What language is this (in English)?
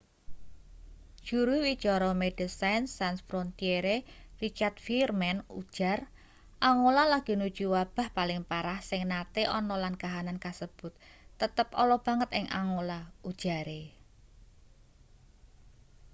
Javanese